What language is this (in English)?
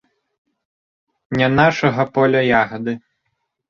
Belarusian